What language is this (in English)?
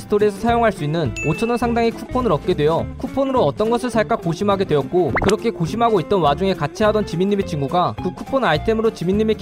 Korean